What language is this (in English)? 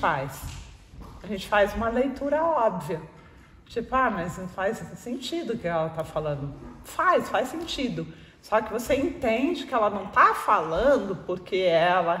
Portuguese